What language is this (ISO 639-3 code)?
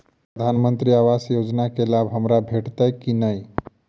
mai